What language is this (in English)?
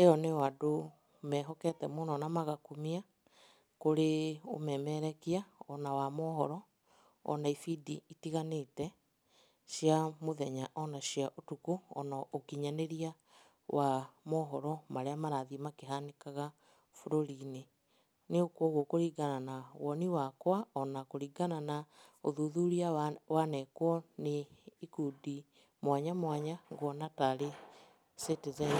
Kikuyu